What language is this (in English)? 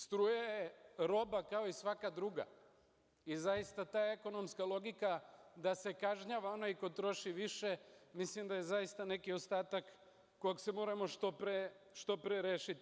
Serbian